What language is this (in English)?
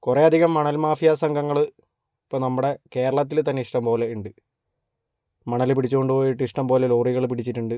Malayalam